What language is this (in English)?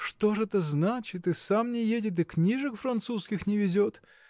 Russian